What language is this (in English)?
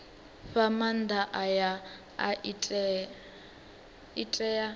Venda